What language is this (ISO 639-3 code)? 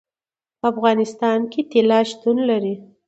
pus